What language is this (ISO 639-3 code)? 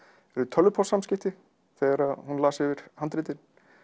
isl